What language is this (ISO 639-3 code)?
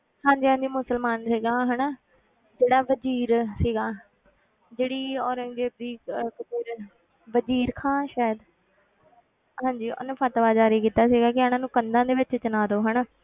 pan